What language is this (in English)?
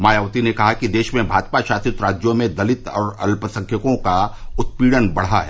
Hindi